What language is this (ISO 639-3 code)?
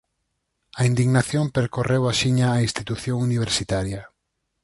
glg